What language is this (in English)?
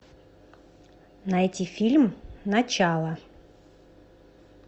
Russian